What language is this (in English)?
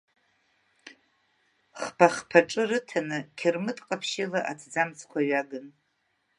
Abkhazian